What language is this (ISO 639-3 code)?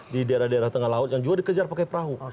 ind